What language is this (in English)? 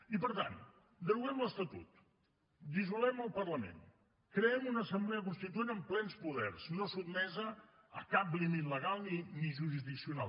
Catalan